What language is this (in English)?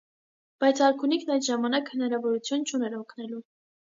Armenian